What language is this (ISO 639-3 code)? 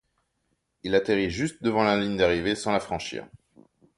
fra